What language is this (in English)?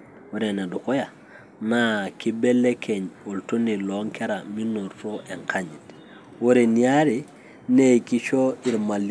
Masai